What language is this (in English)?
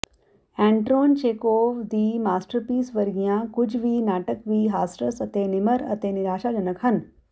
Punjabi